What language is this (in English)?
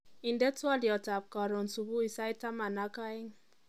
Kalenjin